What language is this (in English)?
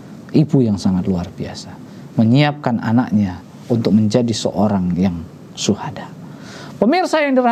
Indonesian